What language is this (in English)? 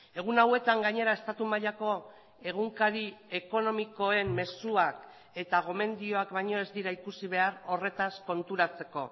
Basque